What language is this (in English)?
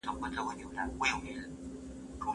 Pashto